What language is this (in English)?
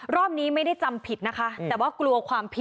Thai